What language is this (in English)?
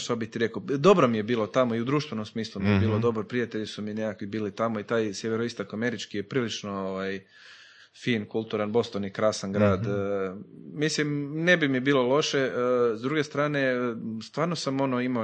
Croatian